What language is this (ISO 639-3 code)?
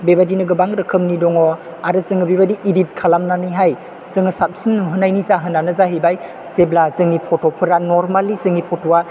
brx